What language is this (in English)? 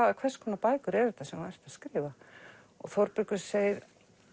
Icelandic